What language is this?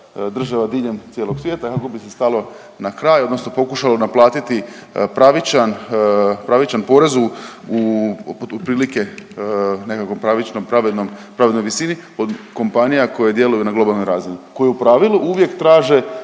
Croatian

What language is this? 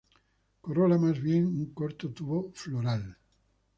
Spanish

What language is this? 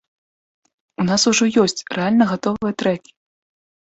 Belarusian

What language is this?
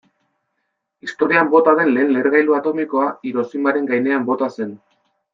Basque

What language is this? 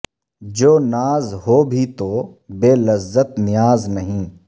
Urdu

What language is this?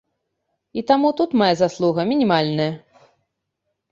Belarusian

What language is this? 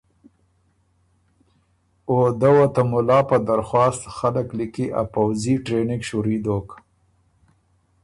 Ormuri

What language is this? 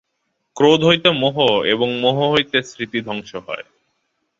Bangla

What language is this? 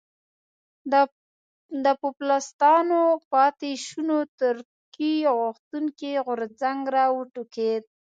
Pashto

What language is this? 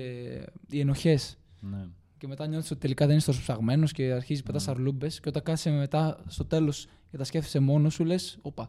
Greek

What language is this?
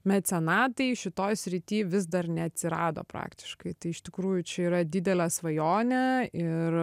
Lithuanian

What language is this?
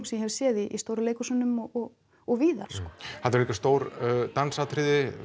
Icelandic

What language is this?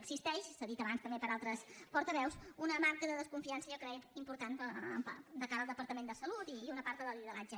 Catalan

